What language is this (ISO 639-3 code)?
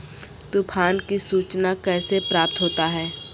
mai